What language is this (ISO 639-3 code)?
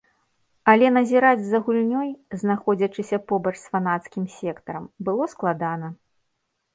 bel